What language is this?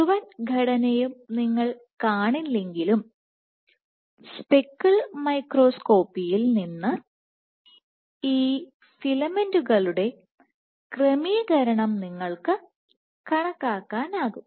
Malayalam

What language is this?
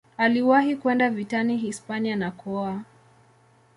Swahili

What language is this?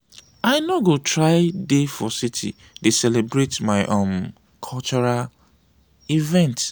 Nigerian Pidgin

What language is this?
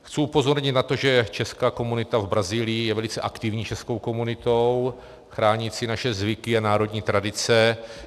Czech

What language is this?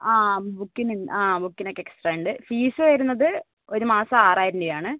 Malayalam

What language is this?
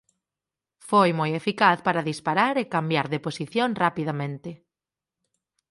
Galician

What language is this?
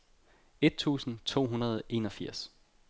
Danish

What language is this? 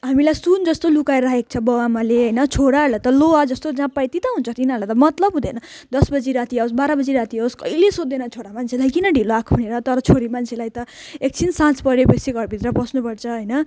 Nepali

